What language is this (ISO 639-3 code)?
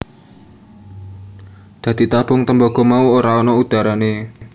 jav